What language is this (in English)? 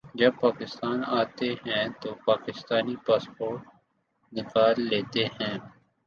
Urdu